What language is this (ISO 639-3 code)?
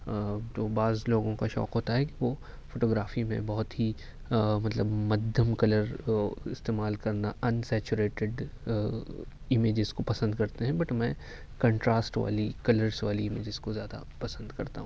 urd